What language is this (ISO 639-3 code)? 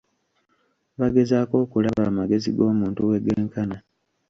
lug